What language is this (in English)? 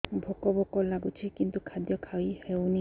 Odia